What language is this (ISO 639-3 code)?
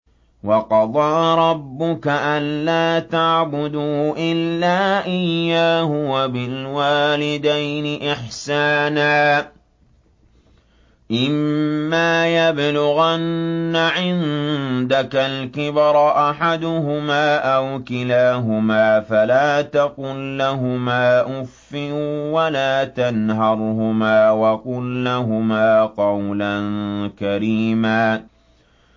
ara